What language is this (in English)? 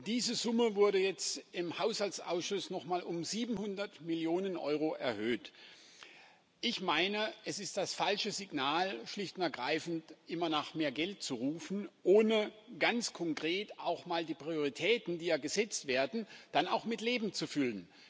German